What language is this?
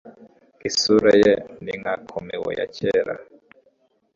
Kinyarwanda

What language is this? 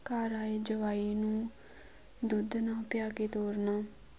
Punjabi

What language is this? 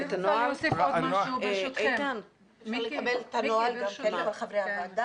Hebrew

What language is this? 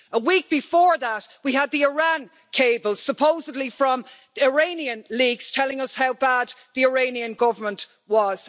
English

